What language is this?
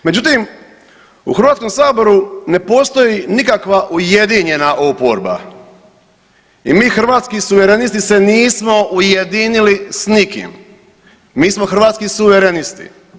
Croatian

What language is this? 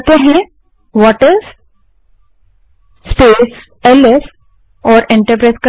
Hindi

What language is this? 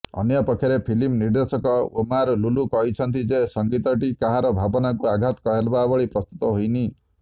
Odia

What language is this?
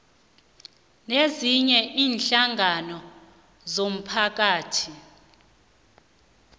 South Ndebele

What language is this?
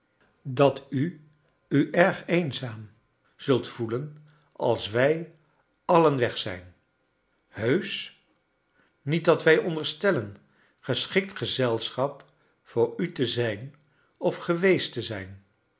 Dutch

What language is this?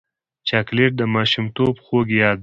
Pashto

